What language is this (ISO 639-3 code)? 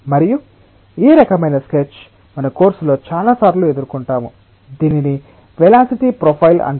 tel